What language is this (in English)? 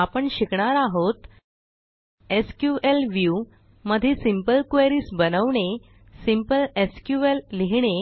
Marathi